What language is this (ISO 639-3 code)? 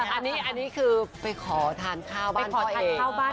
tha